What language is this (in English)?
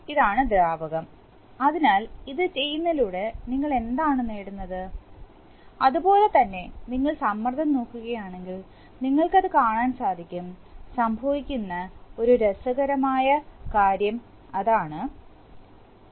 Malayalam